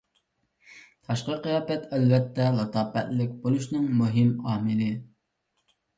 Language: Uyghur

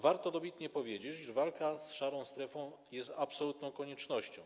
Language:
Polish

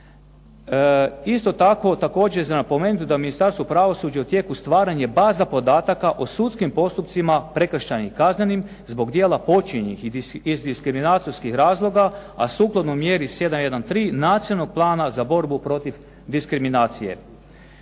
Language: Croatian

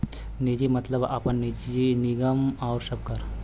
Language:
Bhojpuri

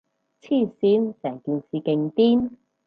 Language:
Cantonese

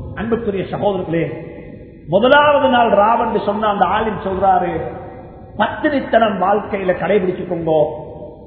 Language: Tamil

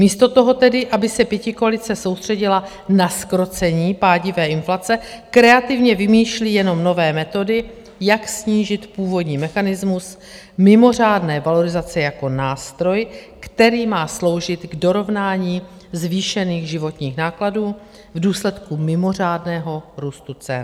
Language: Czech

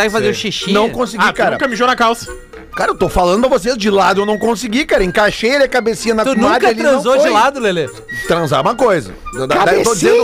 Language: Portuguese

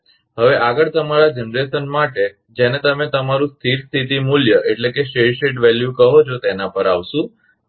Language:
Gujarati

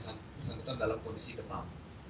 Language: Indonesian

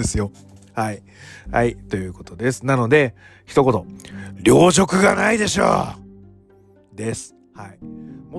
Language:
Japanese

